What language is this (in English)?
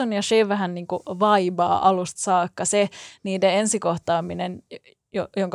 Finnish